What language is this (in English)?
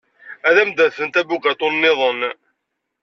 Kabyle